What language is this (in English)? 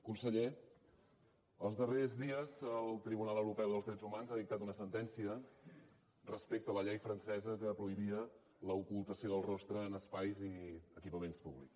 Catalan